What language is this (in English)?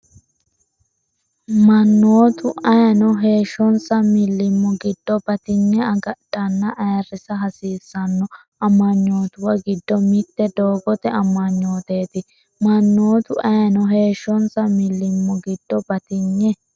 Sidamo